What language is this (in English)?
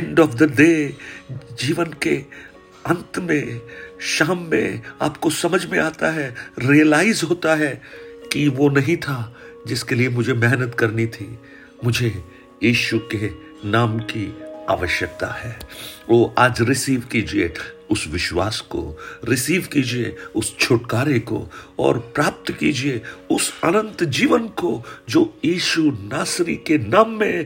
Hindi